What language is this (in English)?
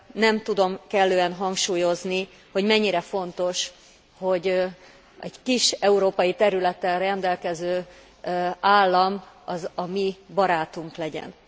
Hungarian